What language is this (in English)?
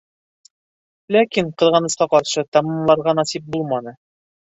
Bashkir